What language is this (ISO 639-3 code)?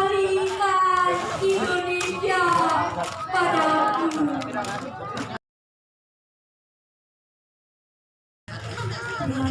ind